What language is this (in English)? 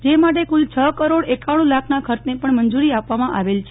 Gujarati